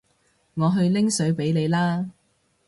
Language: Cantonese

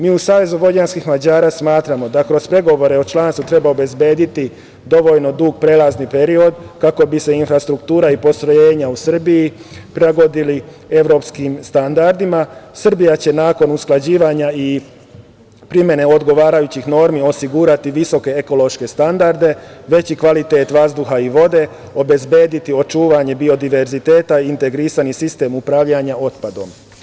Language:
Serbian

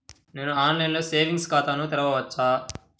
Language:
Telugu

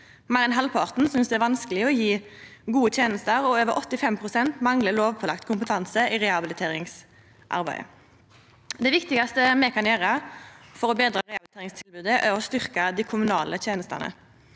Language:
Norwegian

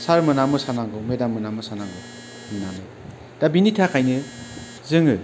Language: Bodo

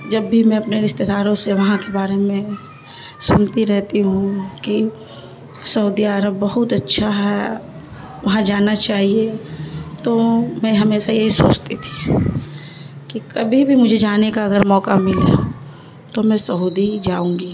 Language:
Urdu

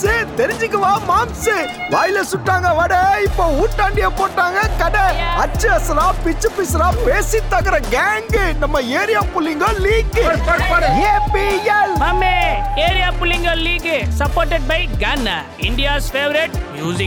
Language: Tamil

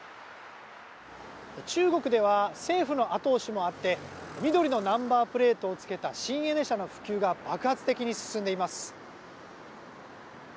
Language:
Japanese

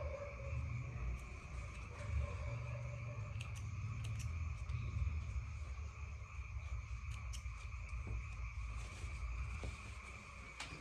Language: Portuguese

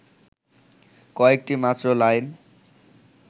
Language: Bangla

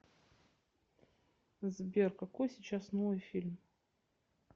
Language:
Russian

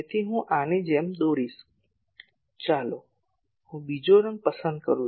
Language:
Gujarati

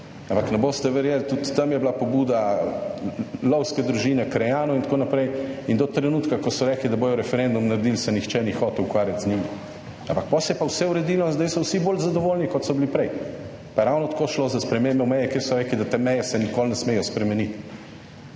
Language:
Slovenian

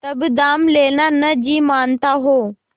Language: Hindi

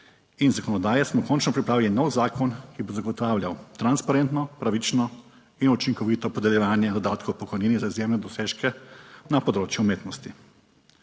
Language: Slovenian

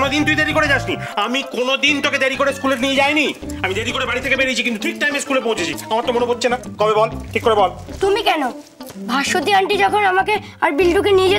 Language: Bangla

